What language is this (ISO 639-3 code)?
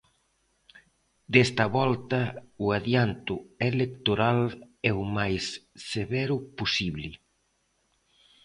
glg